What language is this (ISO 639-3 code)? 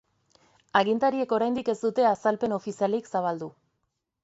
eus